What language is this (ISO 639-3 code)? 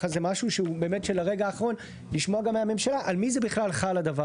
heb